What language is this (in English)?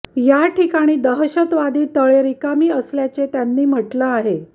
Marathi